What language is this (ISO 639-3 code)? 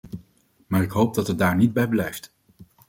nld